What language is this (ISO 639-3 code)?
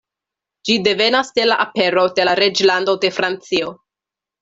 epo